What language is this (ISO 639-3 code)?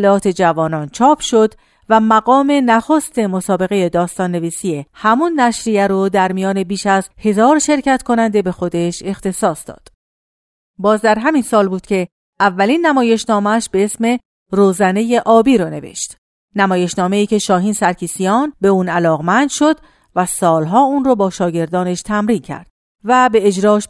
fas